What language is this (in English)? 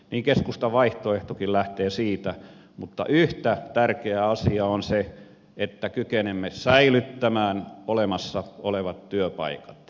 Finnish